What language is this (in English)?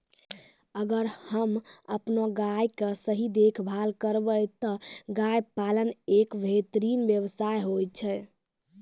Maithili